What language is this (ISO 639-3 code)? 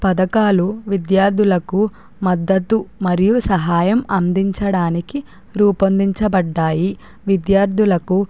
tel